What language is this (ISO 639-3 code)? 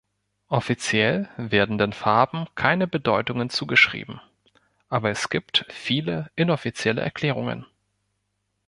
deu